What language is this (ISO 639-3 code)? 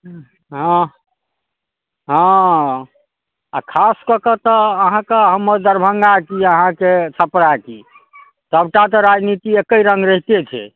mai